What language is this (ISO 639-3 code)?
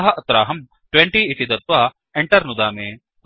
san